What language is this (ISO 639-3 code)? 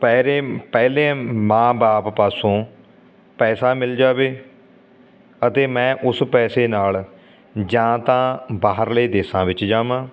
pan